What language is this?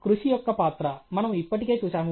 Telugu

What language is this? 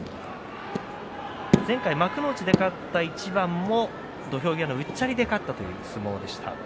Japanese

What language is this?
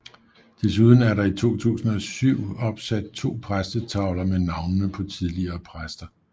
Danish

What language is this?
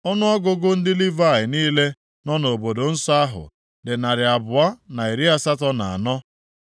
Igbo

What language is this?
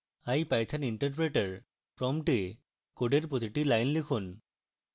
Bangla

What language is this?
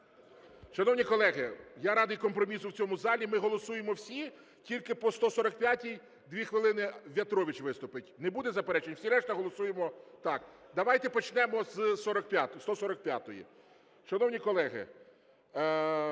Ukrainian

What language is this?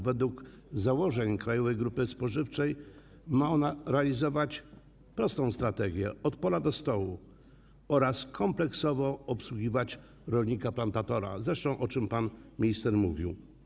Polish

